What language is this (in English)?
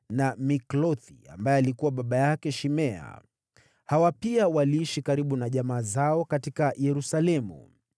Swahili